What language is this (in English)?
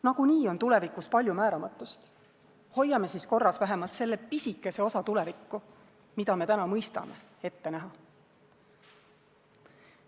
Estonian